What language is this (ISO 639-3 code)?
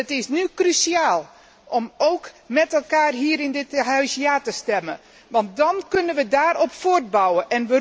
nld